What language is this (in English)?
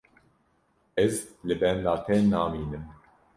Kurdish